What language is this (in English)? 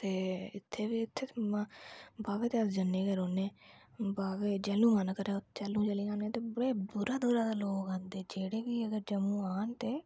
Dogri